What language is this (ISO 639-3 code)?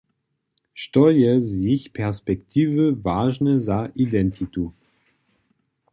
hsb